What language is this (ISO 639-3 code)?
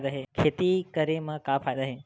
hne